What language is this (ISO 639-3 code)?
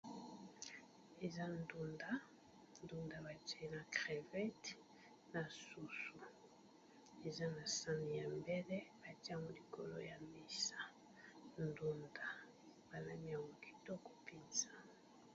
lin